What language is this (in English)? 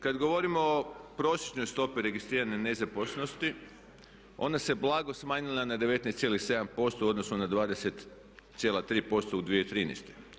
Croatian